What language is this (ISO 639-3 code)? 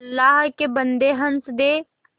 hin